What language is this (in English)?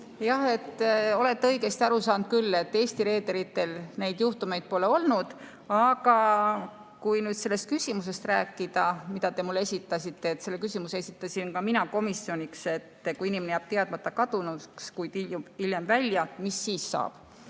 Estonian